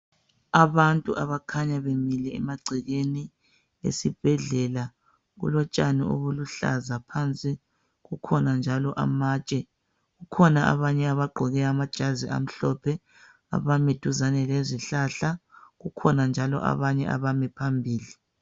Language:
North Ndebele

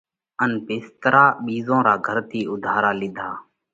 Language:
Parkari Koli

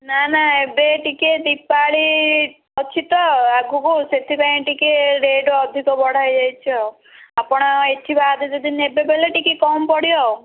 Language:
Odia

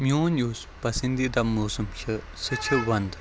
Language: Kashmiri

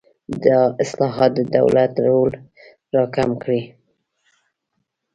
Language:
Pashto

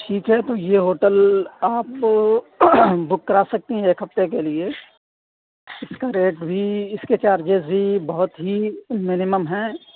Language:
Urdu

